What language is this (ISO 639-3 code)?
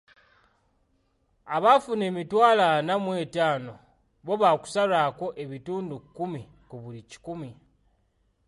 lug